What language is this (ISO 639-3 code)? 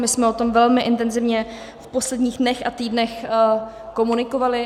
ces